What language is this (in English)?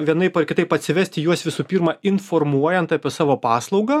Lithuanian